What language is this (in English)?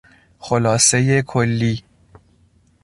Persian